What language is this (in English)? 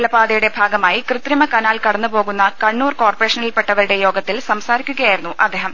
Malayalam